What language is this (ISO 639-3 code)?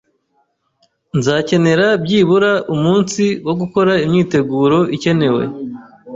kin